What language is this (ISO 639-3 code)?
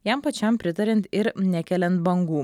lit